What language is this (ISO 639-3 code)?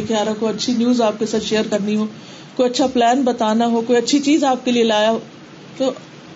urd